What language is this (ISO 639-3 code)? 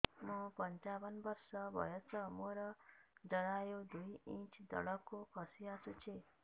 ori